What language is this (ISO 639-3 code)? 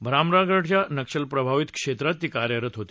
mar